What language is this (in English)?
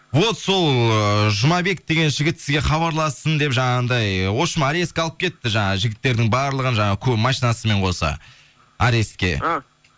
Kazakh